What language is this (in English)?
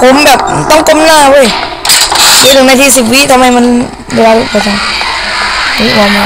Thai